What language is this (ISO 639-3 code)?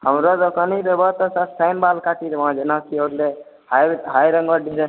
mai